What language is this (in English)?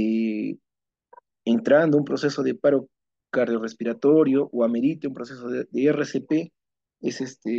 Spanish